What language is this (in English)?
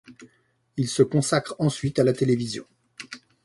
French